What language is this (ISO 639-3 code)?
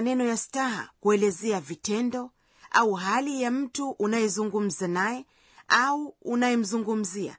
swa